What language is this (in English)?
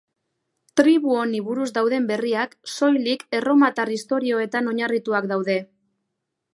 Basque